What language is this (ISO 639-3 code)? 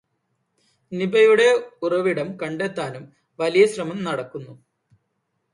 mal